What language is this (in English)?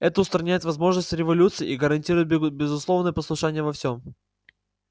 Russian